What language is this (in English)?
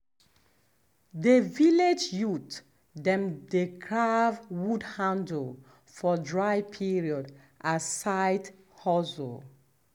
Nigerian Pidgin